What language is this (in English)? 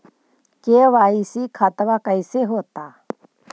Magahi